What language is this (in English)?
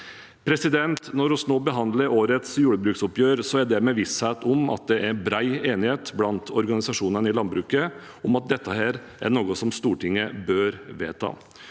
Norwegian